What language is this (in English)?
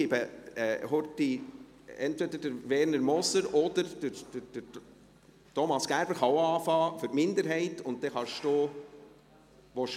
Swiss German